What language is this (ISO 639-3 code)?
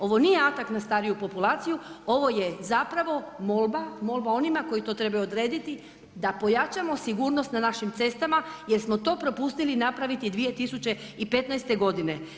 hrv